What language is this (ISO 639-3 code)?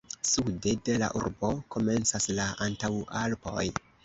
epo